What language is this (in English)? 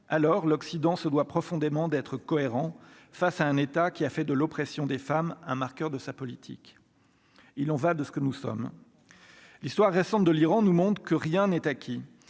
French